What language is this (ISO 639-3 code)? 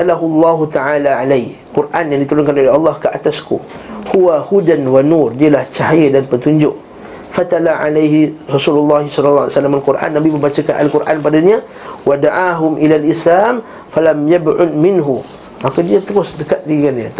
msa